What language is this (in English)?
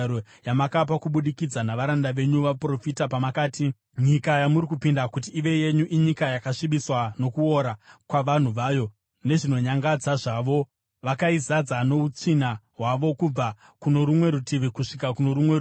Shona